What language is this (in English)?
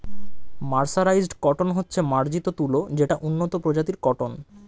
Bangla